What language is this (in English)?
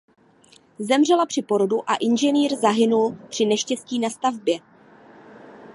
Czech